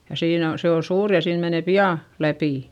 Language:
Finnish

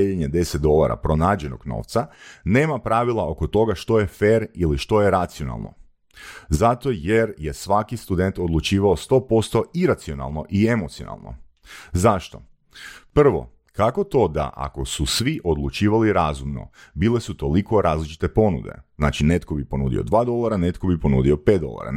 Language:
Croatian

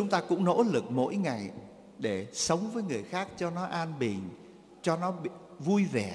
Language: Vietnamese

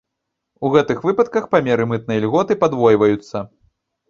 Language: Belarusian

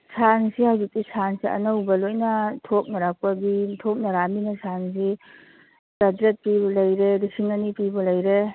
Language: Manipuri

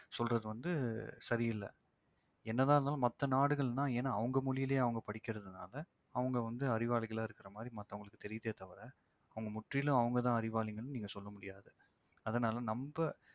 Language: Tamil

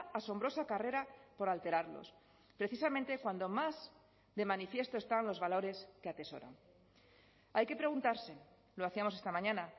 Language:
Spanish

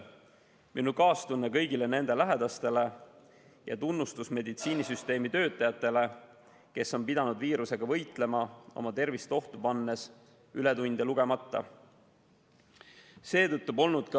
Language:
Estonian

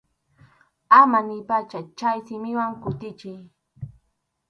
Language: Arequipa-La Unión Quechua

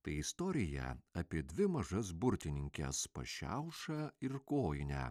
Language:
Lithuanian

